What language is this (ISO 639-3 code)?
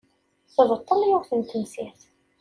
kab